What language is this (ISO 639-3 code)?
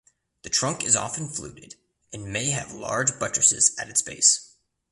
eng